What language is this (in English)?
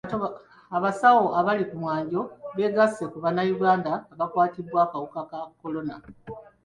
Ganda